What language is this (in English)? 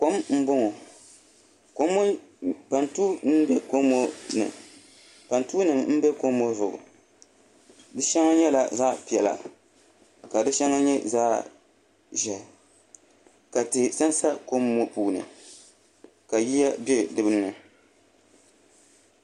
Dagbani